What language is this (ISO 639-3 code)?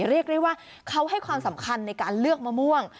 tha